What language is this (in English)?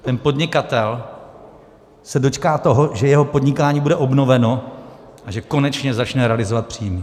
Czech